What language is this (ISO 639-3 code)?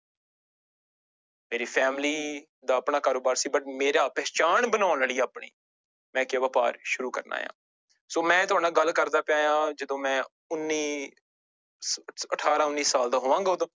pan